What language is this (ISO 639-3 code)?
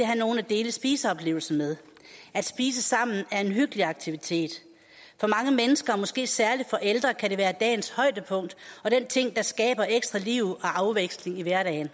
dan